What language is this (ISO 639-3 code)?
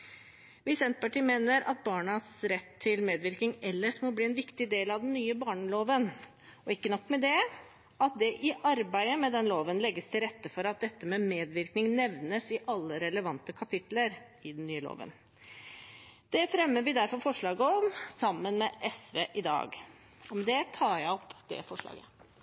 nob